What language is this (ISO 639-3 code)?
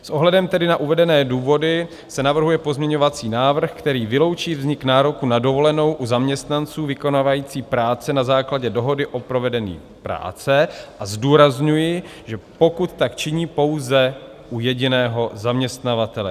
ces